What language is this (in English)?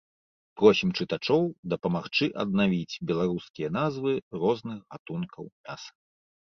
Belarusian